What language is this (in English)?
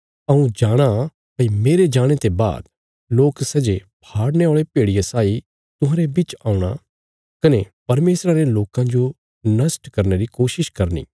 Bilaspuri